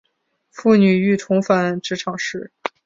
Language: Chinese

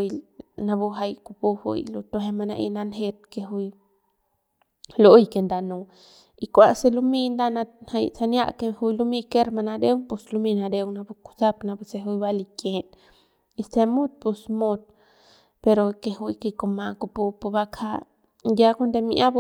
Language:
Central Pame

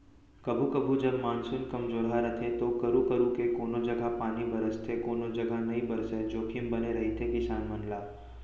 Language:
Chhattisgarhi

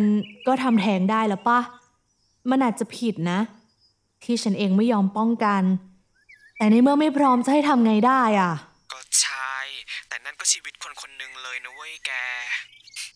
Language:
Thai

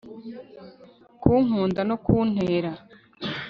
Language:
Kinyarwanda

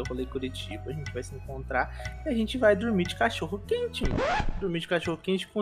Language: Portuguese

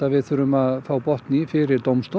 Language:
Icelandic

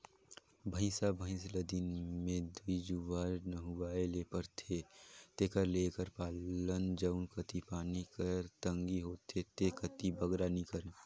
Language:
Chhattisgarhi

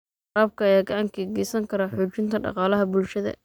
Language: Somali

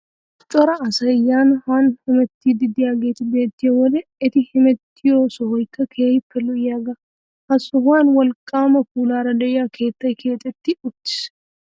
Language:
Wolaytta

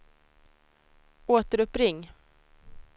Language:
Swedish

